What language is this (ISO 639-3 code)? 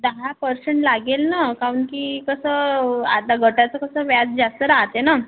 mar